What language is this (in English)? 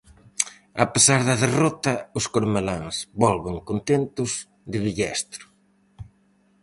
Galician